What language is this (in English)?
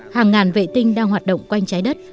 Vietnamese